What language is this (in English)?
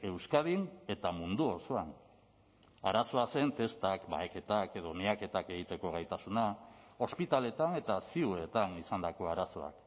Basque